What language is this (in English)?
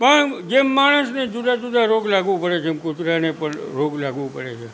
Gujarati